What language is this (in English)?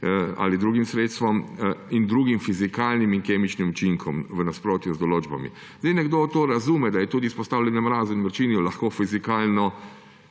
Slovenian